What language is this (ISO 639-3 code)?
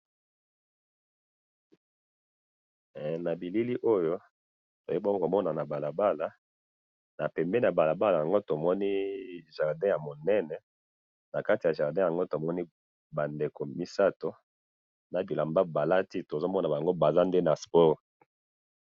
lin